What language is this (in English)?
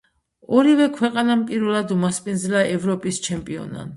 Georgian